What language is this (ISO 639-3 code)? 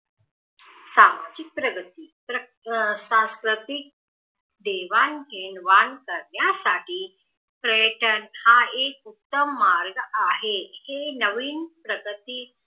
mar